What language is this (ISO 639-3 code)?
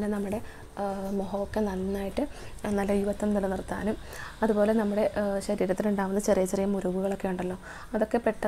tur